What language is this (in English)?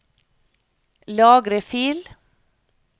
Norwegian